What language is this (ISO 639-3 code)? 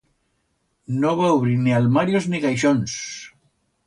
arg